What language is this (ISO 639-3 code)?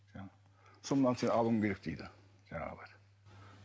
kaz